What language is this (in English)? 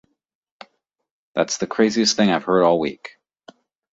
English